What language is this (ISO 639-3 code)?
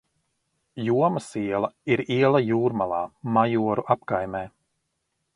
lav